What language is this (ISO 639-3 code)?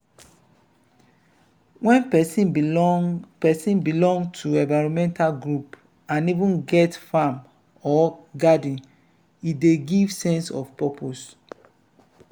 pcm